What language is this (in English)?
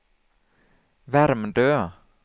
Swedish